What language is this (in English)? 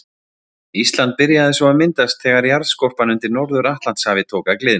Icelandic